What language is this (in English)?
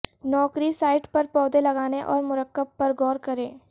Urdu